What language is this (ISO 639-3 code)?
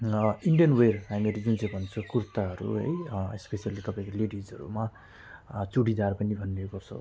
nep